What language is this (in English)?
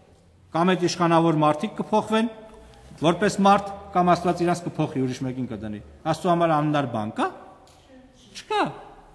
Romanian